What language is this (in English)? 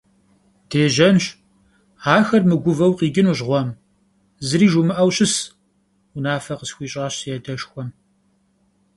Kabardian